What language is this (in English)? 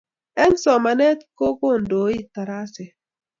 Kalenjin